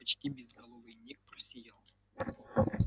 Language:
Russian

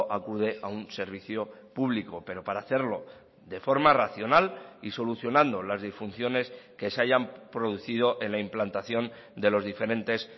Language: Spanish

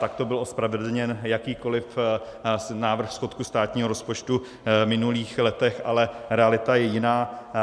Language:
Czech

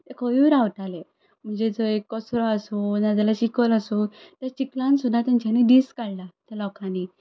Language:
Konkani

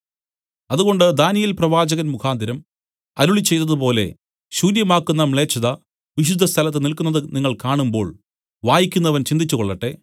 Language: Malayalam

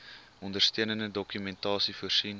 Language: Afrikaans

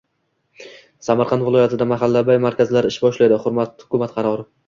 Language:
Uzbek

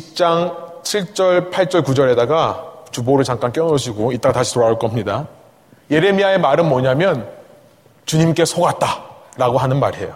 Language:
Korean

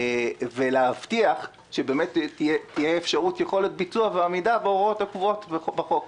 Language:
Hebrew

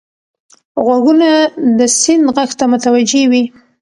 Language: Pashto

